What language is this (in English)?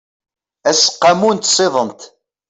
Kabyle